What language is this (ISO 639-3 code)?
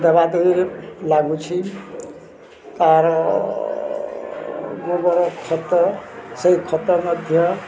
ori